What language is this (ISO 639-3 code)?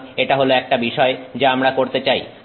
ben